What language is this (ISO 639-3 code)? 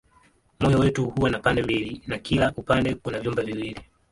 swa